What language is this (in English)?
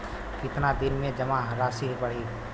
Bhojpuri